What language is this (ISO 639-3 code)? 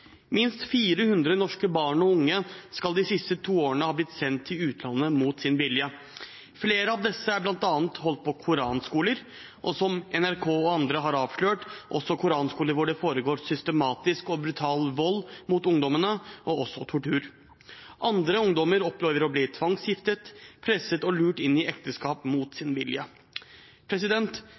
nob